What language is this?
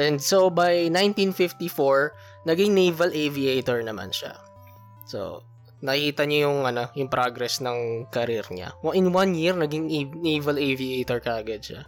Filipino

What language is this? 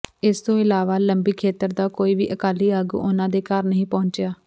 Punjabi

